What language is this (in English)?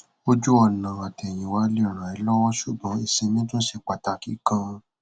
Yoruba